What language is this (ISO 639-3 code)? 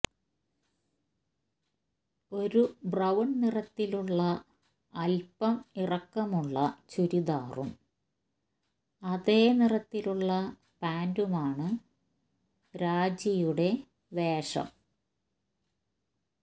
mal